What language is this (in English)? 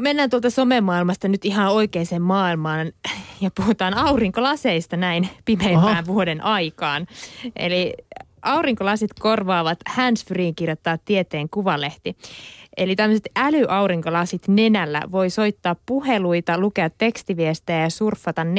Finnish